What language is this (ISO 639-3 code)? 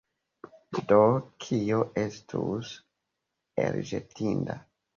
epo